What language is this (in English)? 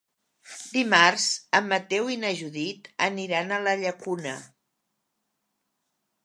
Catalan